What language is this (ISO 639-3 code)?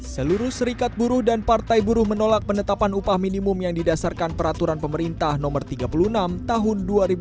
ind